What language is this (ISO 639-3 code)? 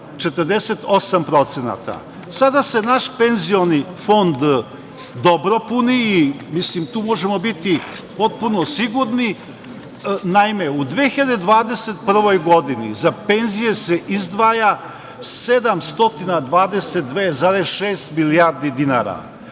srp